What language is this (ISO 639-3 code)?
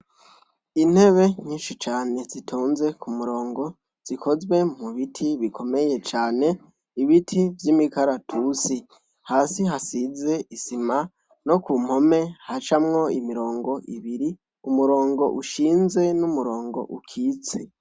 run